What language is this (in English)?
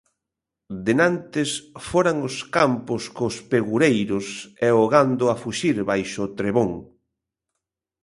Galician